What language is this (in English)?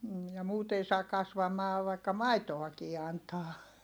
Finnish